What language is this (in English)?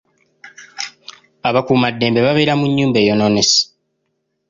Ganda